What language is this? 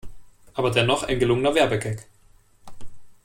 German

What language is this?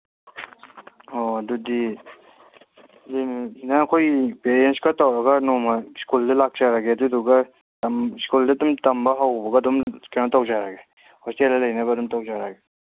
Manipuri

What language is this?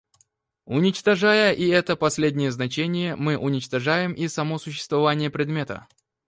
Russian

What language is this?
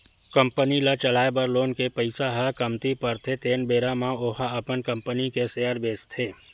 Chhattisgarhi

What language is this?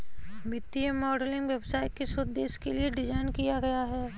Hindi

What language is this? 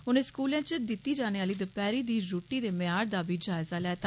Dogri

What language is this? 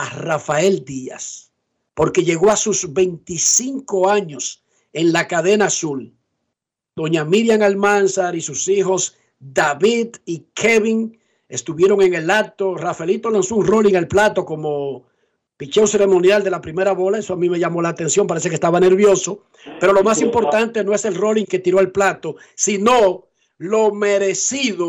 Spanish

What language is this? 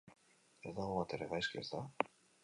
Basque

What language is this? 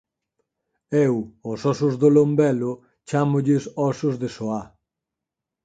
Galician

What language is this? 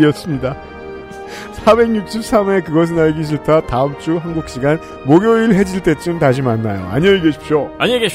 Korean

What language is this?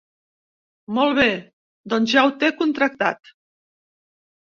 Catalan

